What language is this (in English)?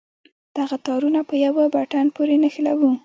Pashto